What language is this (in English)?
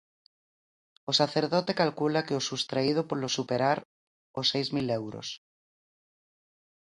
Galician